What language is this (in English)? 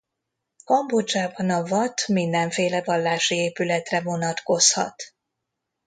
Hungarian